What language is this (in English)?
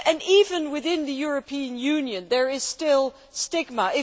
English